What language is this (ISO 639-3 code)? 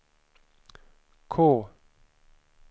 swe